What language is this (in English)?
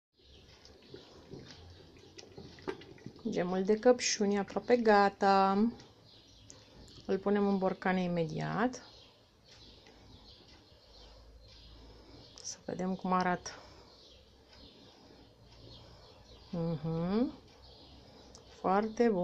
Romanian